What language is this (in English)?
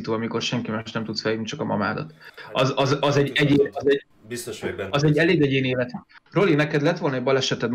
Hungarian